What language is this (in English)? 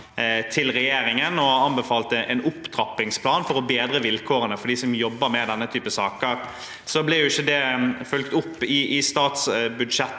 Norwegian